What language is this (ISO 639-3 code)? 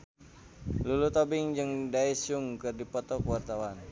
sun